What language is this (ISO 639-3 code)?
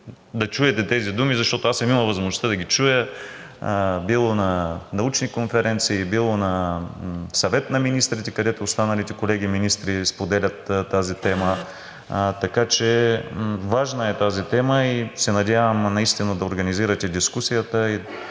bul